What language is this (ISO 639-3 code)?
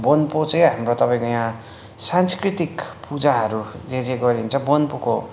nep